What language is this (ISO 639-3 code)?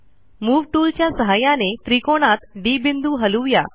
mar